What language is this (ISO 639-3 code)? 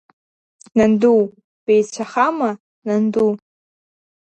abk